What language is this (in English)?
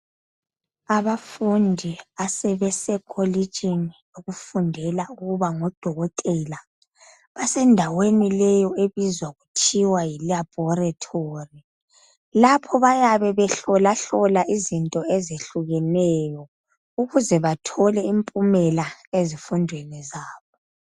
North Ndebele